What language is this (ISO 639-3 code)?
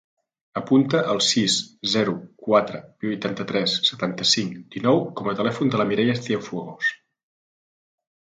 cat